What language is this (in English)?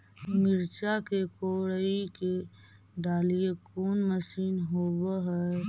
Magahi